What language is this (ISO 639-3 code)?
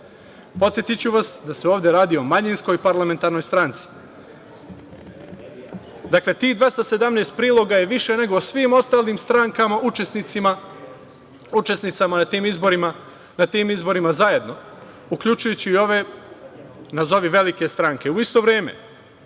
srp